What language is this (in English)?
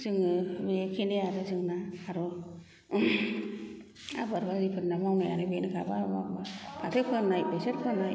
Bodo